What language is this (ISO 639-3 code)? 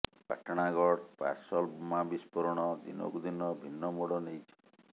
ori